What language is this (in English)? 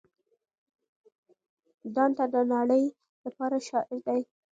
Pashto